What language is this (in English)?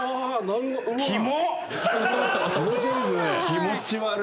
Japanese